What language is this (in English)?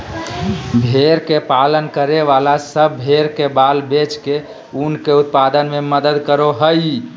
Magahi